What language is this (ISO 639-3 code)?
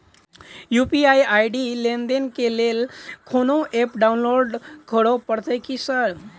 mai